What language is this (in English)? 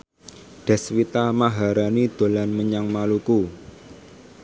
Javanese